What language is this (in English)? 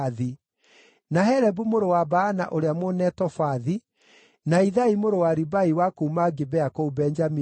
Kikuyu